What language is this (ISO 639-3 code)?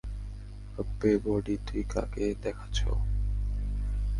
ben